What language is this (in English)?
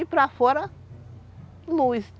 Portuguese